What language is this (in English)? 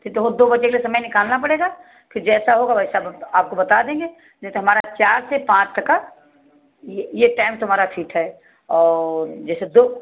Hindi